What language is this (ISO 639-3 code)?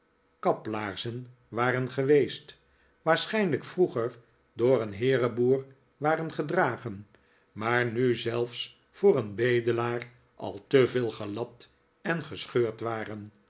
nld